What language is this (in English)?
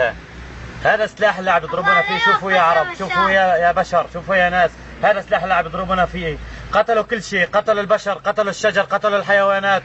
Arabic